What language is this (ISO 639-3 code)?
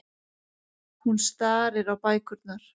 isl